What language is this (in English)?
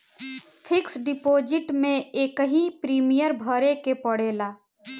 Bhojpuri